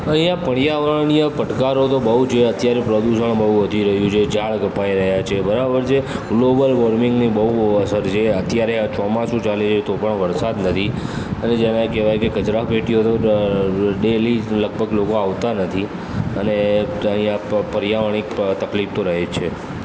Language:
Gujarati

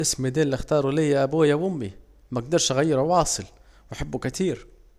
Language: Saidi Arabic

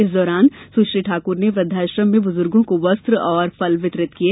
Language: Hindi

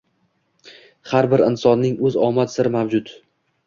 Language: Uzbek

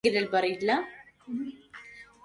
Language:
Arabic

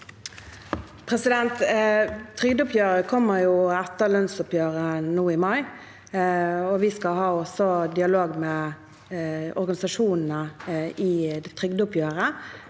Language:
Norwegian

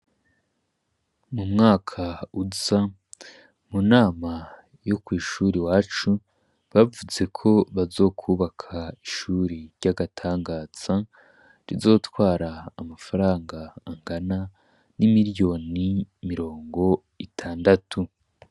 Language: Rundi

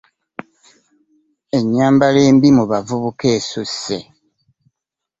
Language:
Ganda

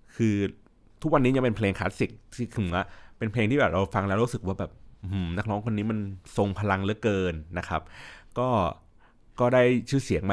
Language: Thai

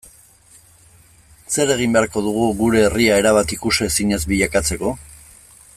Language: Basque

